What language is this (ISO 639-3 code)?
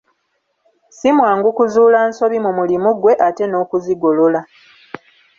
lug